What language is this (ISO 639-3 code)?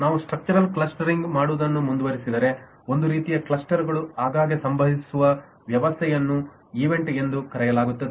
kan